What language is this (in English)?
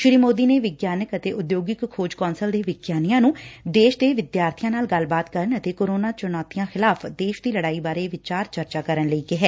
Punjabi